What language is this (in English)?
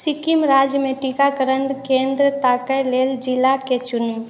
Maithili